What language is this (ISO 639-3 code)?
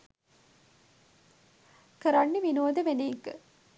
sin